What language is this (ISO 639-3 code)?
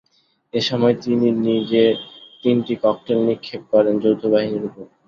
ben